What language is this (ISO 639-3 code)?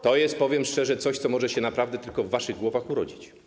pol